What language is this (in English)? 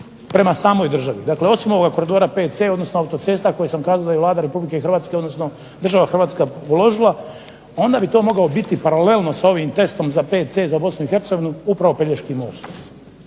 Croatian